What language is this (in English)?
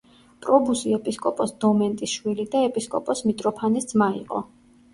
Georgian